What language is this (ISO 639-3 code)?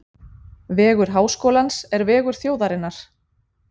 isl